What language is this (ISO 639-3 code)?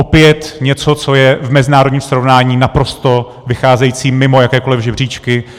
ces